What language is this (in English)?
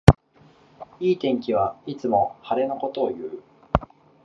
Japanese